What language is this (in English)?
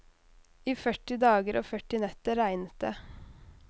Norwegian